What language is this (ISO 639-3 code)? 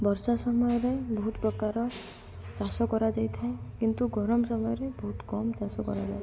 ori